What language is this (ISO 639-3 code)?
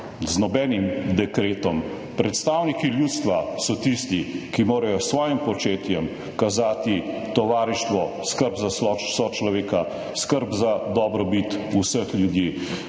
slv